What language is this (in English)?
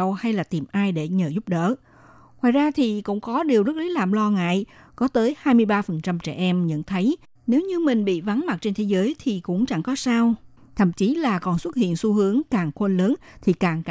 Vietnamese